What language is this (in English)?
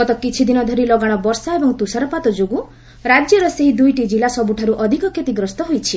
Odia